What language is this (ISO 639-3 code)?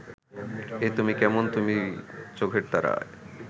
ben